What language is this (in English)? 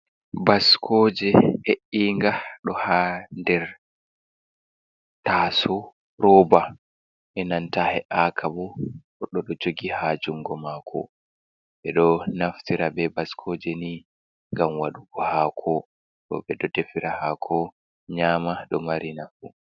Fula